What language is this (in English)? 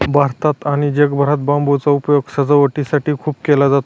Marathi